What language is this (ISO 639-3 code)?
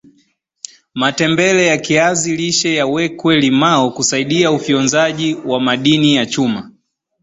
swa